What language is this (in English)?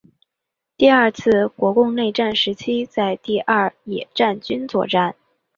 Chinese